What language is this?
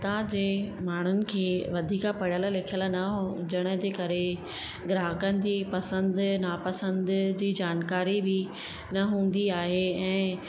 Sindhi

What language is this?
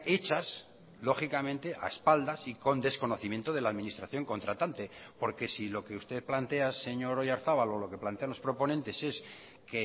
Spanish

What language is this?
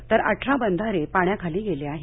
Marathi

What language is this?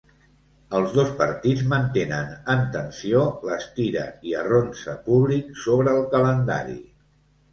Catalan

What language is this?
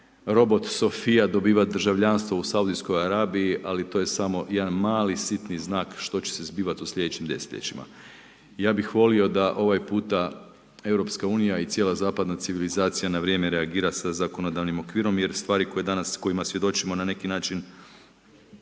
Croatian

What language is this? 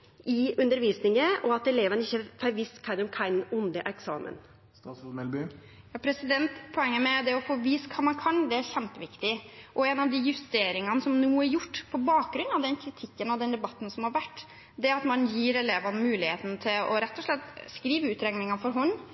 Norwegian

